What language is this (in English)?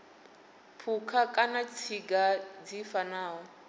Venda